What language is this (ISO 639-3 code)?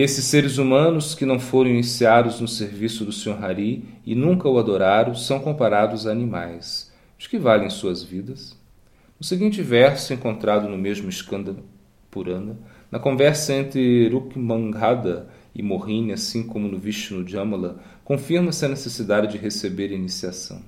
por